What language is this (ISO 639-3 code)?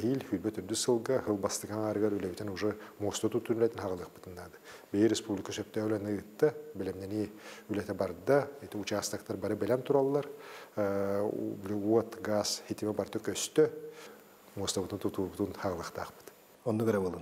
ara